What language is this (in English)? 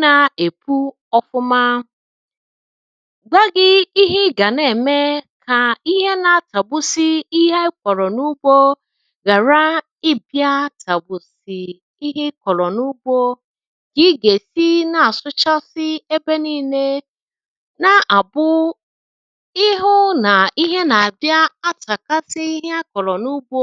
Igbo